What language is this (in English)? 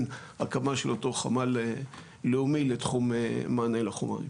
Hebrew